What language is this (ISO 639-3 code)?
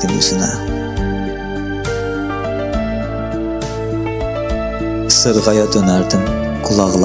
tur